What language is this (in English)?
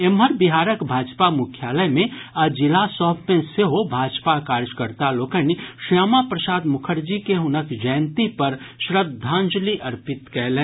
Maithili